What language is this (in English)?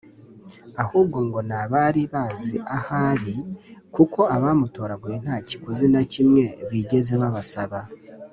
Kinyarwanda